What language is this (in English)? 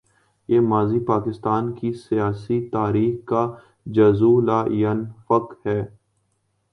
Urdu